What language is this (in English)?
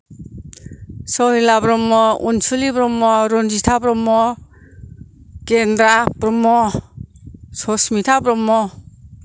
Bodo